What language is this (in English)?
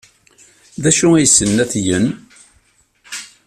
Kabyle